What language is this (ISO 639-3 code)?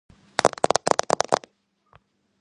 kat